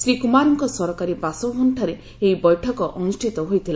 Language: Odia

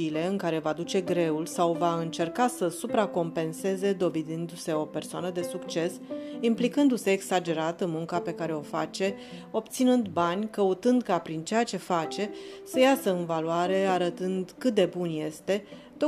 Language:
Romanian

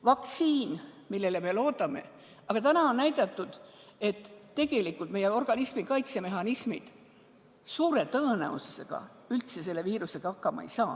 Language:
Estonian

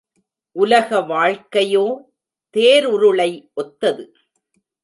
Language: Tamil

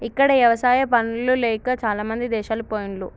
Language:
Telugu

